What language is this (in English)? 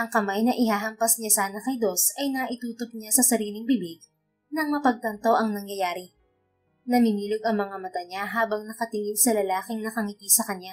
Filipino